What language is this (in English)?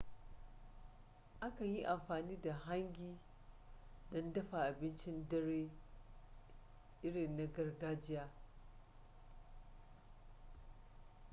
Hausa